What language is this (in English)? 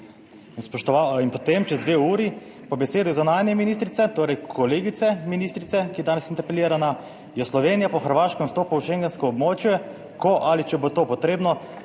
Slovenian